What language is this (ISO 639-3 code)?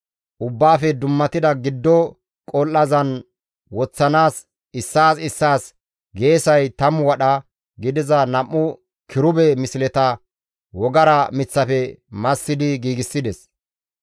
gmv